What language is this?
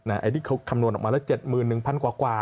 Thai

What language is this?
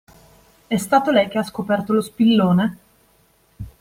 Italian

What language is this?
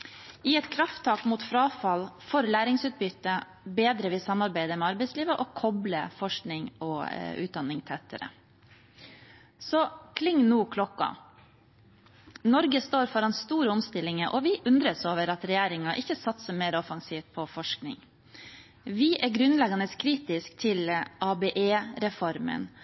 Norwegian Bokmål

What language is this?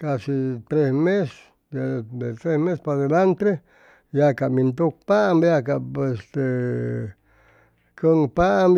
Chimalapa Zoque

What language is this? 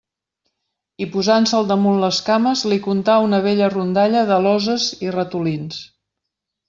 Catalan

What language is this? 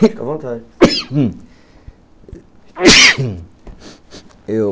Portuguese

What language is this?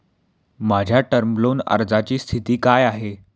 Marathi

